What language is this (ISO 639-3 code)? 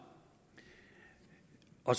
dan